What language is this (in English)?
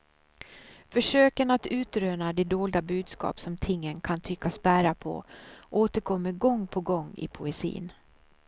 Swedish